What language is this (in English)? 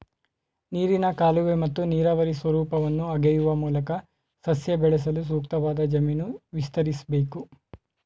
Kannada